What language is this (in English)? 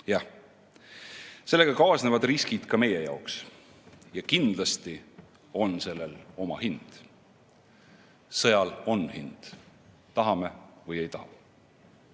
Estonian